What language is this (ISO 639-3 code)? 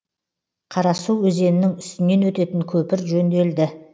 kaz